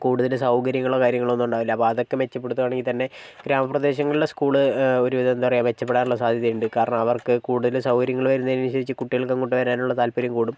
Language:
Malayalam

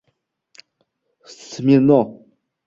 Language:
Uzbek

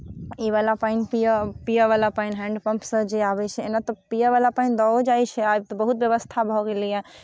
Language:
Maithili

